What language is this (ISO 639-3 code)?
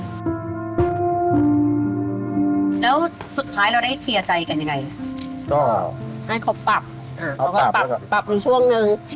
tha